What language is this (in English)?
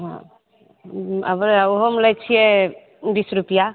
Maithili